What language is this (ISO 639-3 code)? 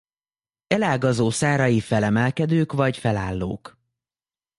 hun